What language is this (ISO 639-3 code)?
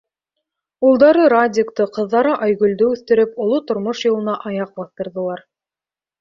bak